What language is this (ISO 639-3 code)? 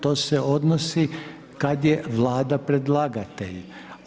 hrv